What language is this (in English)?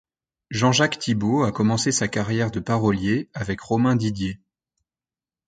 French